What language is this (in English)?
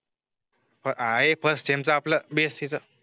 Marathi